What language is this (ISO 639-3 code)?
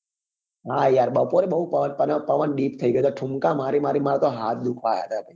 guj